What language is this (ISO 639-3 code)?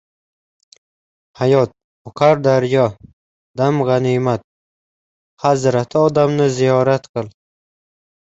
uzb